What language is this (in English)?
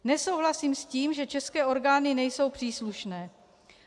Czech